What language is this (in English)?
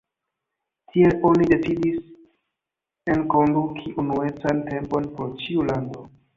Esperanto